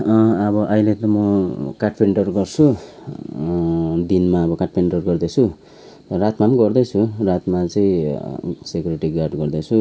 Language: Nepali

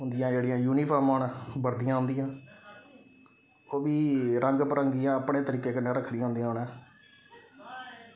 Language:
Dogri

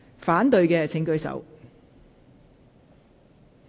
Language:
Cantonese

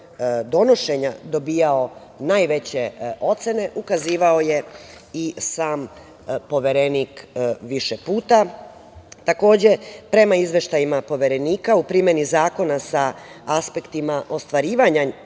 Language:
Serbian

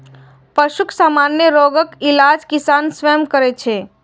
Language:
Maithili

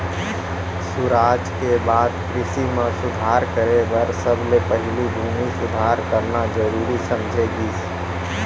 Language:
Chhattisgarhi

